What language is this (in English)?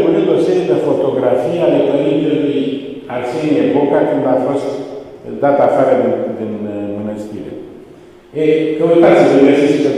Romanian